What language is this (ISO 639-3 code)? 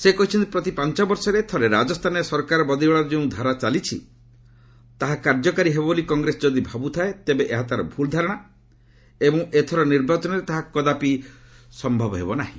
ori